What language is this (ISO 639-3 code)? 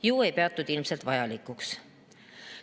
est